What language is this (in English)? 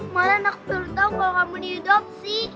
Indonesian